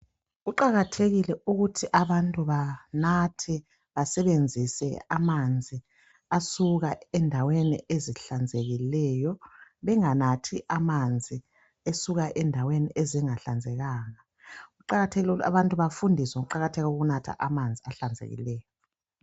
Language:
North Ndebele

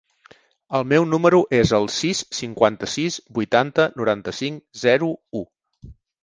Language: Catalan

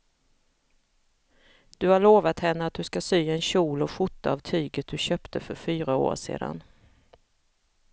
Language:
Swedish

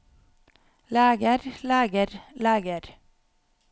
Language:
Norwegian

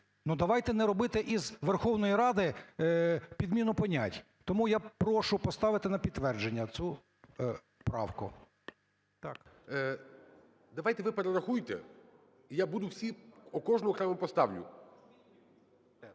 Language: Ukrainian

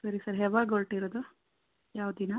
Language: Kannada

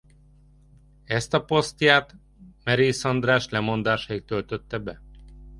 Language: Hungarian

